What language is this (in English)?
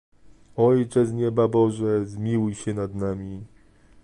Polish